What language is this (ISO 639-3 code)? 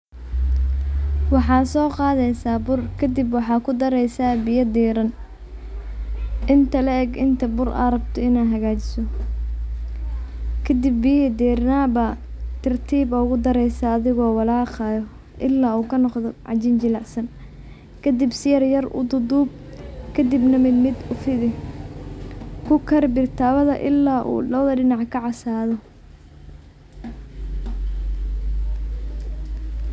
som